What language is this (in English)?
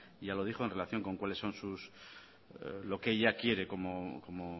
Spanish